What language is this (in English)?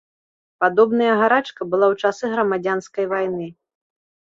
Belarusian